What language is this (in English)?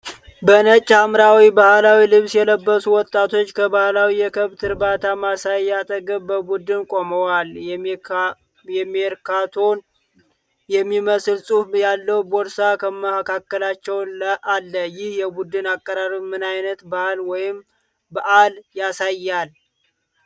Amharic